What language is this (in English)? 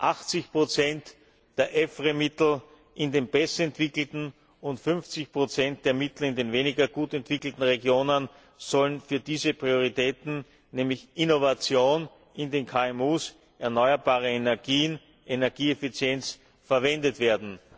German